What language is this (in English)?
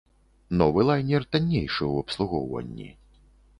Belarusian